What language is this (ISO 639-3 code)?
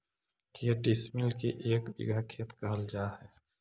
mag